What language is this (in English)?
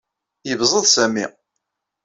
Kabyle